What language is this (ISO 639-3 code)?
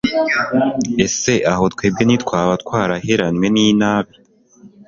kin